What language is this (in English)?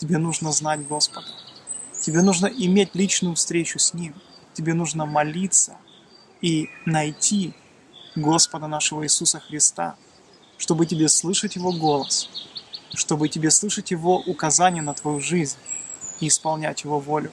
Russian